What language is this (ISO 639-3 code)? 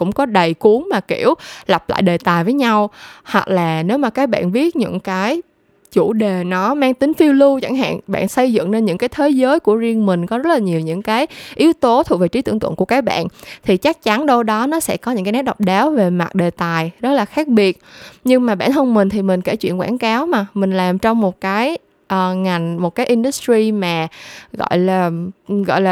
vie